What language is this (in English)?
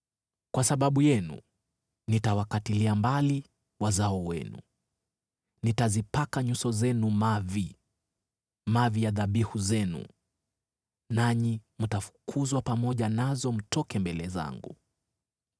Swahili